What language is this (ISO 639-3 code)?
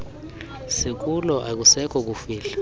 xho